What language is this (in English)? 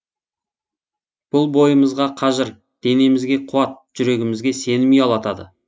Kazakh